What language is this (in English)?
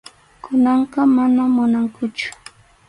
Arequipa-La Unión Quechua